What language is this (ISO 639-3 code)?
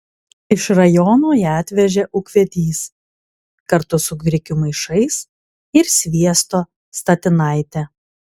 lit